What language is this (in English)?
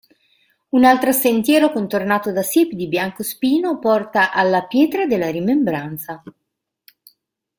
Italian